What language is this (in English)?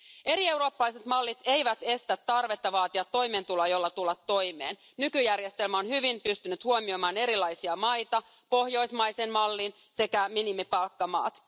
Finnish